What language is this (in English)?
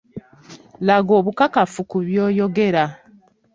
Ganda